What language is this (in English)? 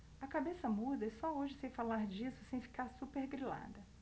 Portuguese